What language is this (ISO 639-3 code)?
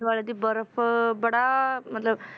pan